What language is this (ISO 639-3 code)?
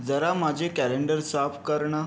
mar